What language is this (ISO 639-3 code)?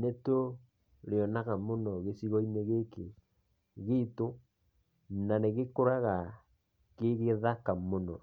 kik